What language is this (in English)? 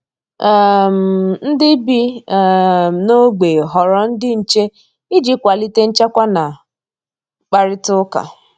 Igbo